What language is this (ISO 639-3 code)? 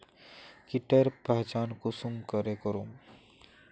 mag